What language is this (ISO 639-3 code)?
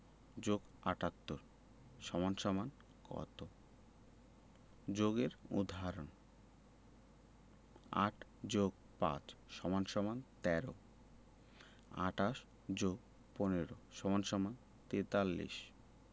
ben